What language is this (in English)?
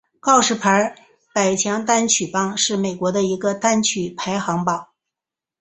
Chinese